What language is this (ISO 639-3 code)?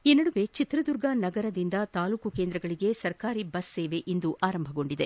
kan